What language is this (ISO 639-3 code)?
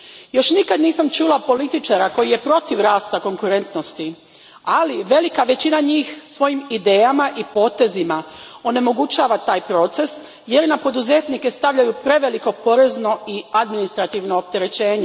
hrv